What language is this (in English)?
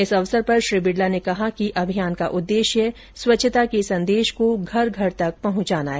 Hindi